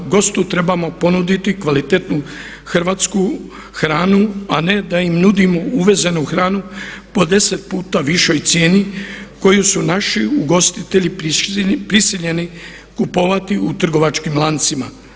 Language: Croatian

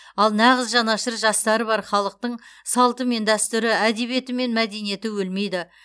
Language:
Kazakh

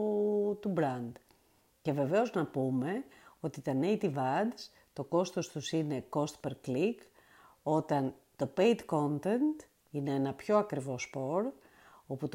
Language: Greek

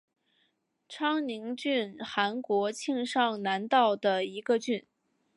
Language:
Chinese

